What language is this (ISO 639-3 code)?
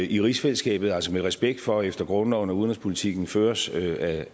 dan